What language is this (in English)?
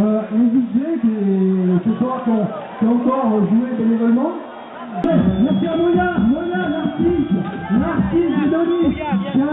French